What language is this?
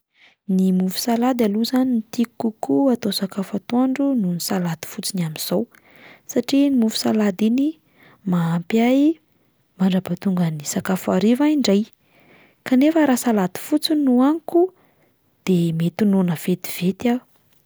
Malagasy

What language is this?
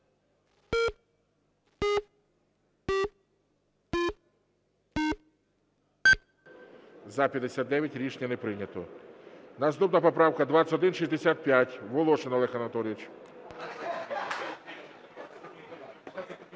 Ukrainian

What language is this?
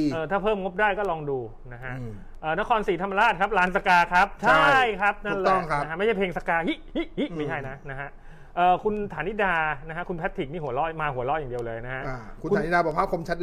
Thai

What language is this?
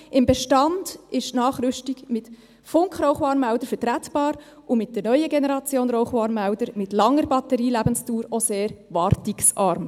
Swiss German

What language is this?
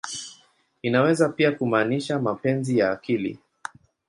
Swahili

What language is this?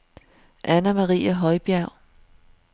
Danish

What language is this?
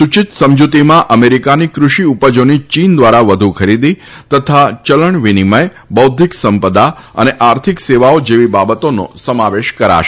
Gujarati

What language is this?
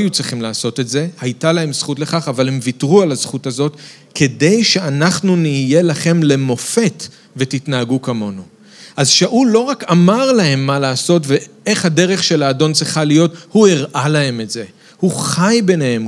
Hebrew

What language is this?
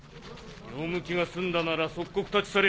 Japanese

